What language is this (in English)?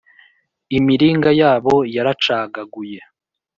Kinyarwanda